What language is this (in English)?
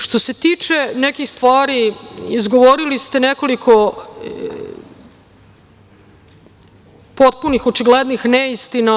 Serbian